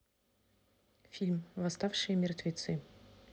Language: Russian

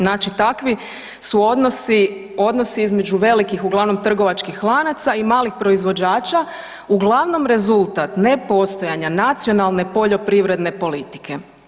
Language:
Croatian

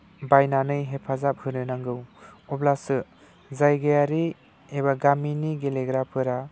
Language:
Bodo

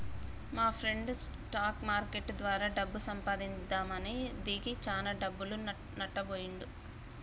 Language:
Telugu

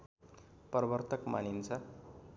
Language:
Nepali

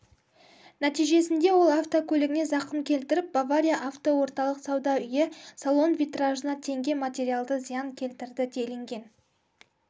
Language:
Kazakh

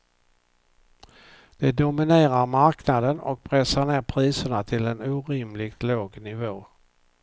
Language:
Swedish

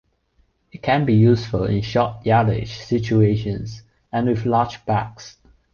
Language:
English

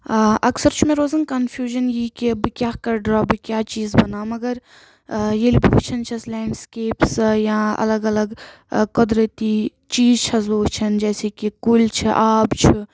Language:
Kashmiri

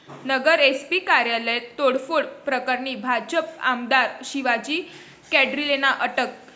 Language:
Marathi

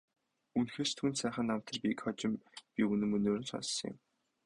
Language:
Mongolian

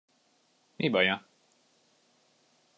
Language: Hungarian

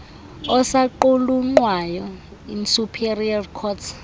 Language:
Xhosa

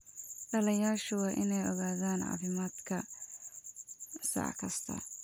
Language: Somali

